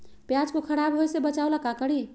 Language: Magahi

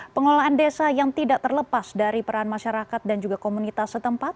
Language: Indonesian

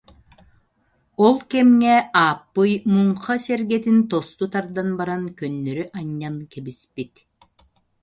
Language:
Yakut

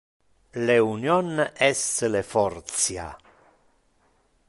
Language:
Interlingua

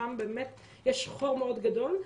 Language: Hebrew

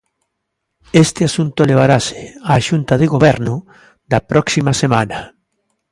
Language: Galician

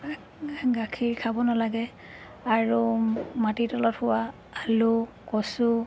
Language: Assamese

